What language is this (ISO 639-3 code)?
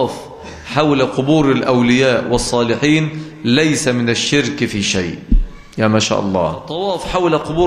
ara